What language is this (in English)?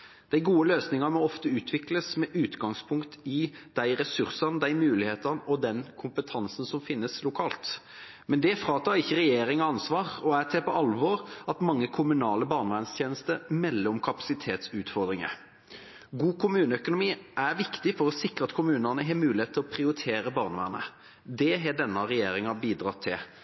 Norwegian Bokmål